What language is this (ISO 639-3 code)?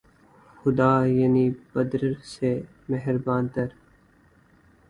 urd